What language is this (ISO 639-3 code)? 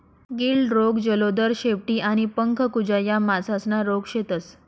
mar